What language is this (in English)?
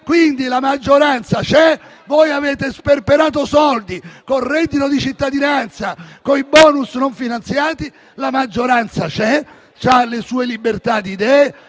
Italian